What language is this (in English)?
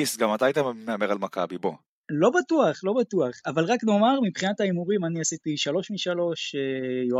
Hebrew